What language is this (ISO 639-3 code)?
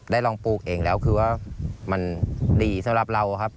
tha